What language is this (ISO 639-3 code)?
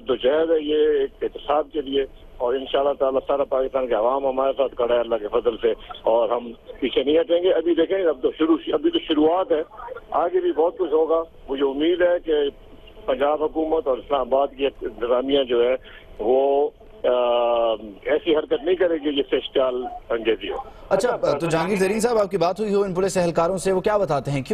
hin